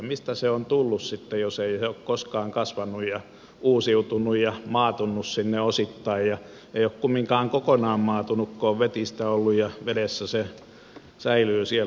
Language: Finnish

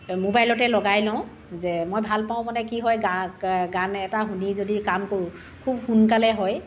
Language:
Assamese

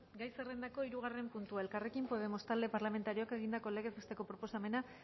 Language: Basque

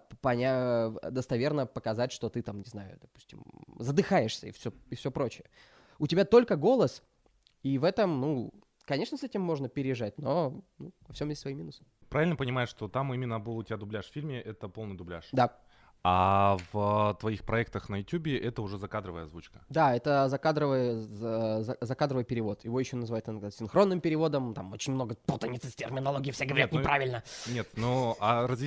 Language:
Russian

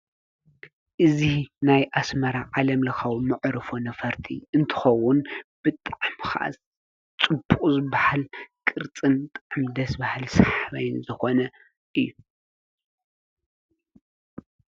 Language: Tigrinya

